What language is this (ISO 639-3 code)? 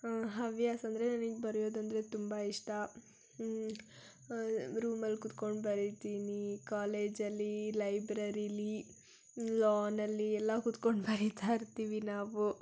kan